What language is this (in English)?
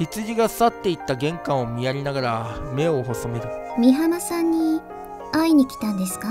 Japanese